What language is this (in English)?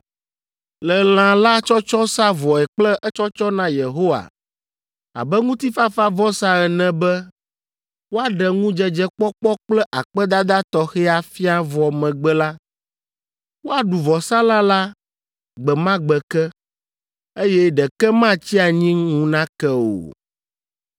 Ewe